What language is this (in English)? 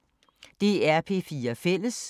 Danish